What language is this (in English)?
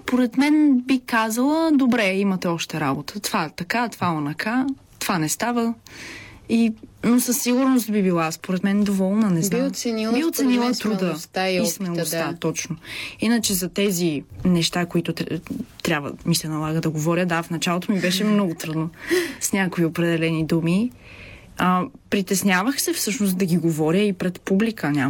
Bulgarian